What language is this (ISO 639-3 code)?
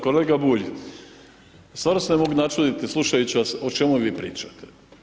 hrv